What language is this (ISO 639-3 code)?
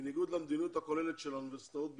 heb